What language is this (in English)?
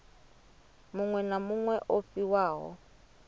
Venda